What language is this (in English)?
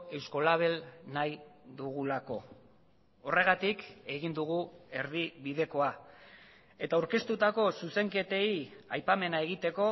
Basque